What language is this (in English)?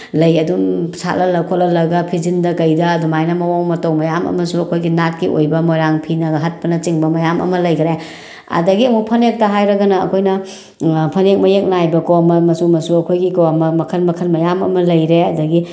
Manipuri